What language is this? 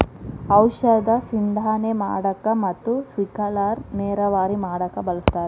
Kannada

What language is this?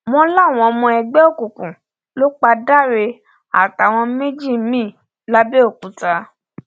Yoruba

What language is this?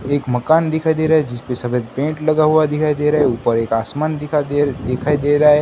Hindi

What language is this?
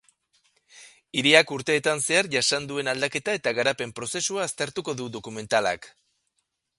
Basque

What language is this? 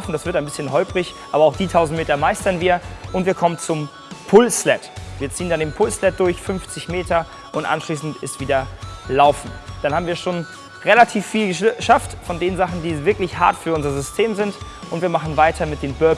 German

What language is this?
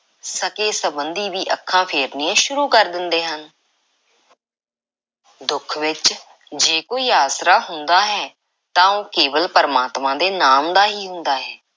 Punjabi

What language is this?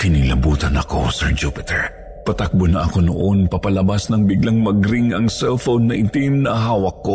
Filipino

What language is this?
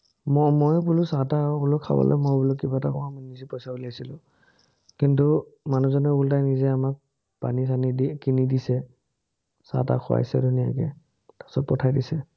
Assamese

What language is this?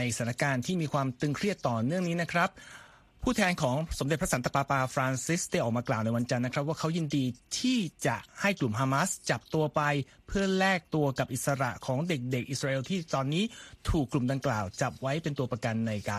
Thai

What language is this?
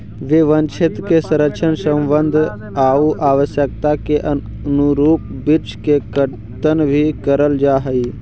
Magahi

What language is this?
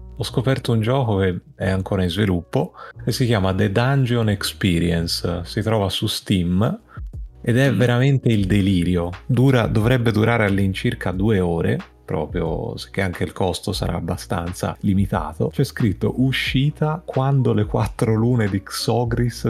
Italian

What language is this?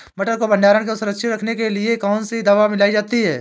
Hindi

